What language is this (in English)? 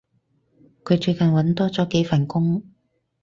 Cantonese